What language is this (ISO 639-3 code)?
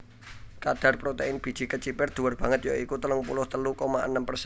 jav